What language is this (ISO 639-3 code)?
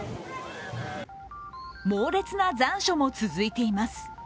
jpn